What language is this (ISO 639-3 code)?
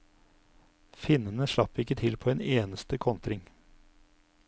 nor